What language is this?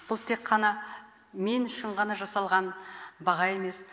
Kazakh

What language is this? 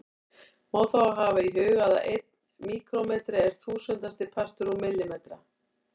Icelandic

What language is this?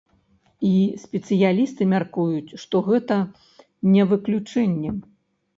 Belarusian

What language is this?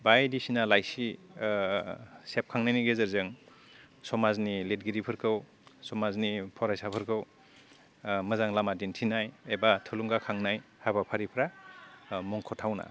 Bodo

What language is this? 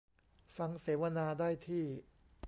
Thai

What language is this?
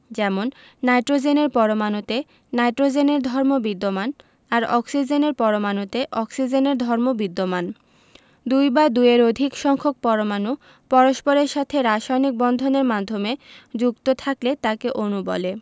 Bangla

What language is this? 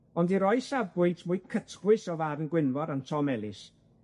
Welsh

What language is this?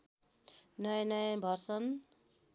Nepali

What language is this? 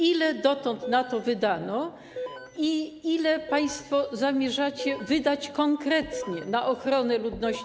Polish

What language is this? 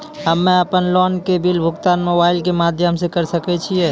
Maithili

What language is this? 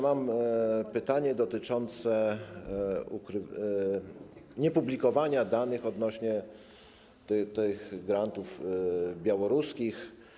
Polish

